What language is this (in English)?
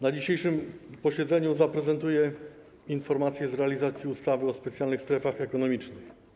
Polish